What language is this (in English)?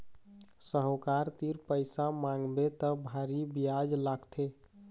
Chhattisgarhi